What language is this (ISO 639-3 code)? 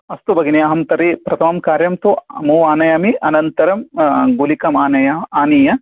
san